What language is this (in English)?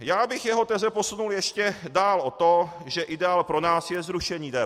Czech